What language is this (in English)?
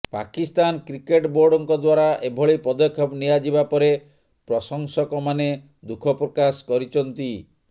Odia